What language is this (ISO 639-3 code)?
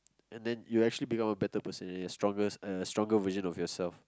eng